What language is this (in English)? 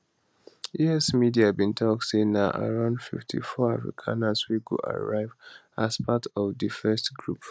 Nigerian Pidgin